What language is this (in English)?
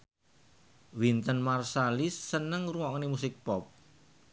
Javanese